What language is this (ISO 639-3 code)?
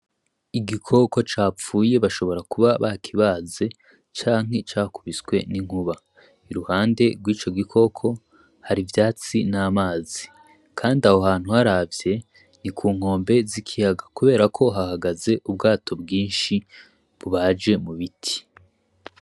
run